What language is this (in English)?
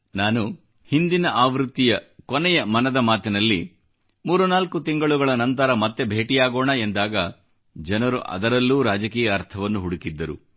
Kannada